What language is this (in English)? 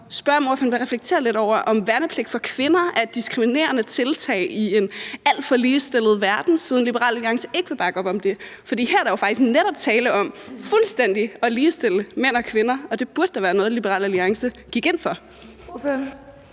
Danish